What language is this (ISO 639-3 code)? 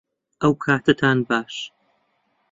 ckb